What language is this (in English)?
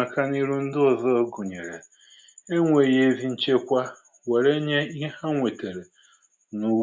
Igbo